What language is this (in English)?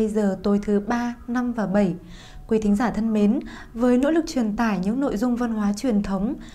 Vietnamese